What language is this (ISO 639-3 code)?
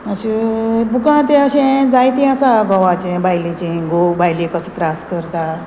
kok